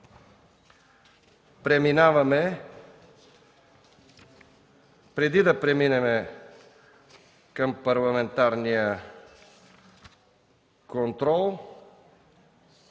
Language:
Bulgarian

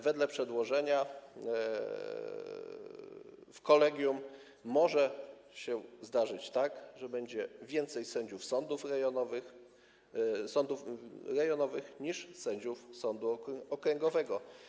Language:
Polish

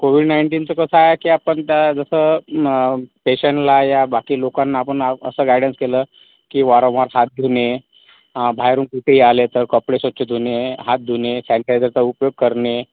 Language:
Marathi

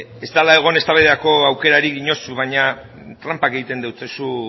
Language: Basque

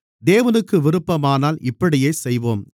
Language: Tamil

